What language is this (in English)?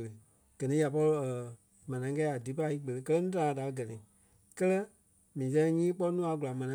Kpelle